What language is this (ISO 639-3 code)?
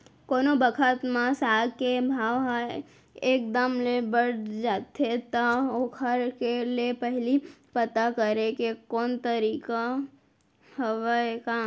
hne